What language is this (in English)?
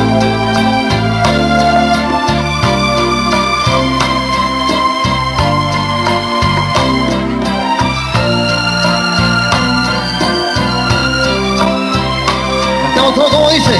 Spanish